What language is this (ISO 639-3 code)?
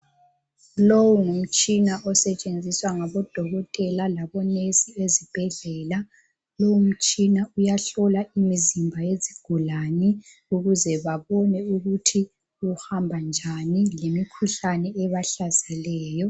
nde